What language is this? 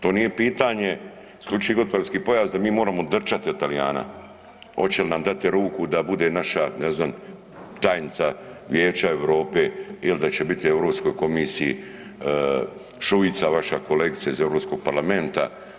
Croatian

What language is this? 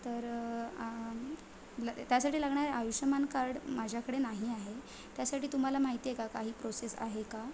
Marathi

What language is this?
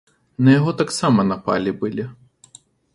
Belarusian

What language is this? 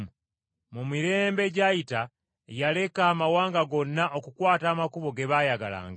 Ganda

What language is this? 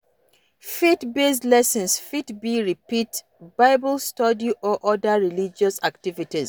Nigerian Pidgin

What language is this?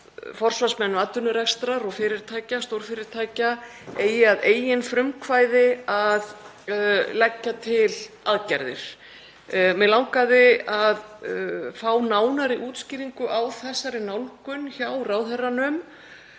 Icelandic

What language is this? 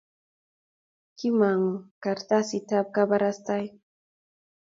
Kalenjin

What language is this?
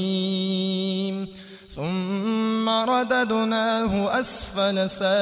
Arabic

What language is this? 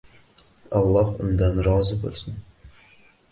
Uzbek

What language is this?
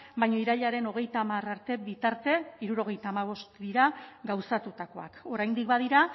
Basque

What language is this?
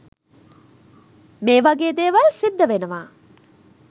Sinhala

